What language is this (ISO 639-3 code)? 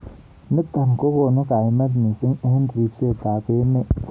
kln